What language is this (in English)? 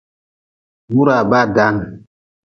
Nawdm